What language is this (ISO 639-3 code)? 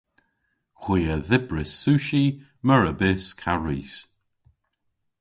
cor